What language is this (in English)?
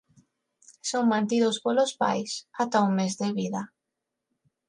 Galician